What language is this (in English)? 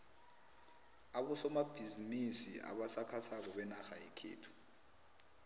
South Ndebele